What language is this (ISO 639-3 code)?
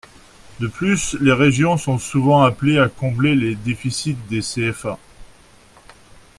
fra